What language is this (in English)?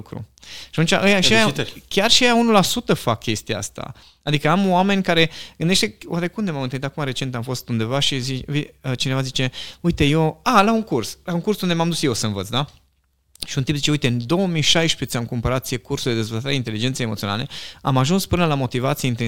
Romanian